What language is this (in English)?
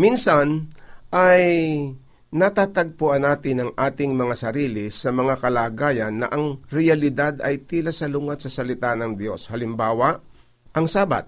Filipino